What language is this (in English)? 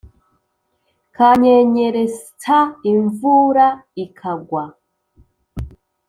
Kinyarwanda